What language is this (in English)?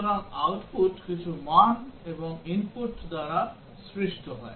Bangla